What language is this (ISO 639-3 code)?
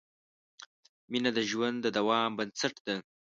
pus